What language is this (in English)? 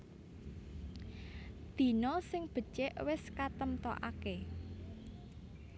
Javanese